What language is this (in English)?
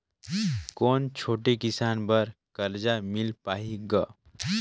Chhattisgarhi